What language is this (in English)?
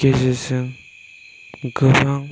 Bodo